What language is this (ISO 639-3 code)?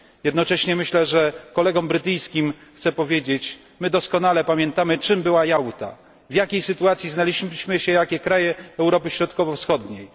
pol